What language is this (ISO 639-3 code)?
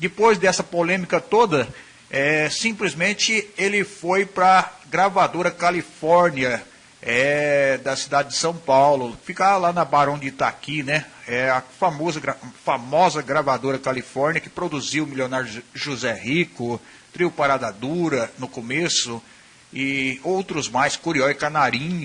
por